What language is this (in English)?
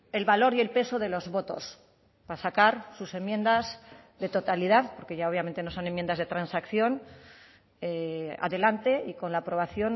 Spanish